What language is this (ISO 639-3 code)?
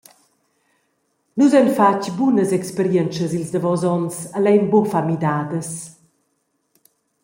roh